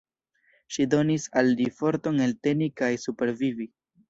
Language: Esperanto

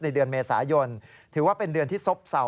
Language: Thai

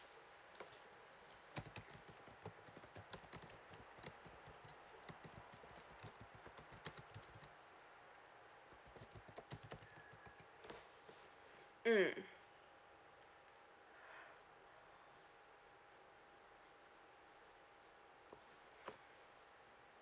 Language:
English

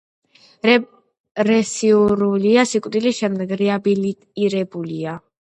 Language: Georgian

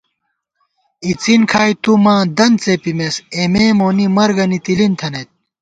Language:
Gawar-Bati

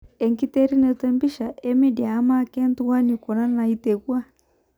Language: Masai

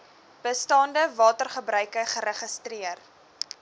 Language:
Afrikaans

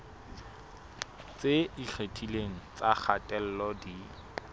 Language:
Southern Sotho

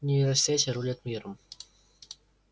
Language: Russian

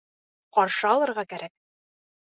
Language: Bashkir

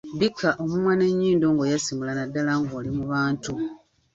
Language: Ganda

